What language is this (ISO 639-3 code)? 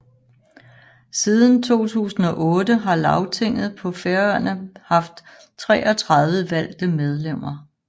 dan